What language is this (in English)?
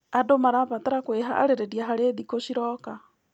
Kikuyu